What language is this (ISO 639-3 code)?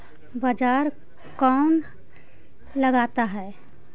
mag